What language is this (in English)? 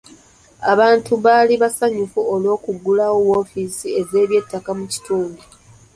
Ganda